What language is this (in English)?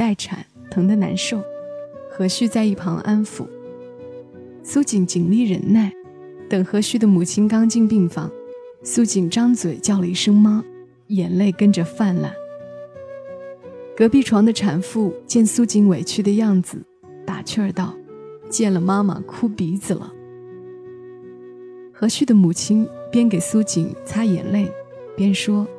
Chinese